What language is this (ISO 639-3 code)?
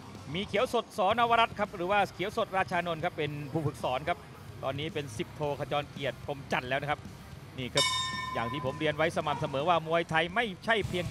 tha